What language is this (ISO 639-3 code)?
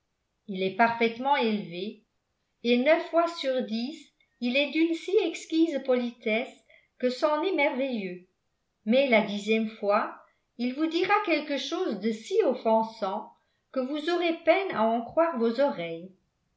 fra